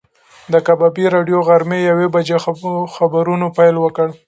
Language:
Pashto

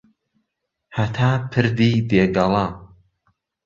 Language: Central Kurdish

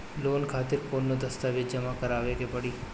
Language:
Bhojpuri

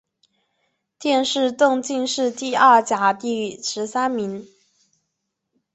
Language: Chinese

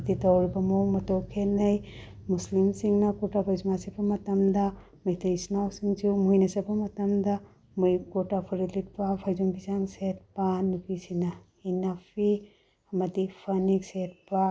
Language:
Manipuri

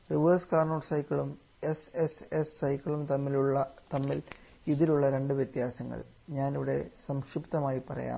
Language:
Malayalam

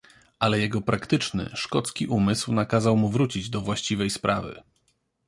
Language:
Polish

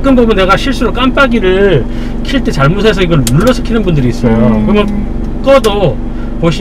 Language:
Korean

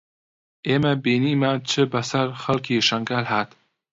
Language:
Central Kurdish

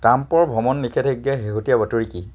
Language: Assamese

